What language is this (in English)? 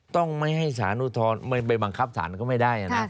Thai